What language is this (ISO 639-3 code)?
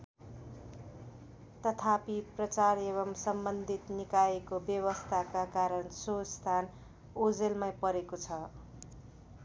nep